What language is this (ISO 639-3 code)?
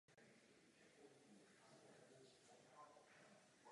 ces